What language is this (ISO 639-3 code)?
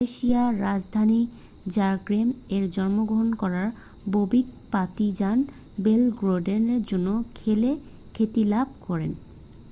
ben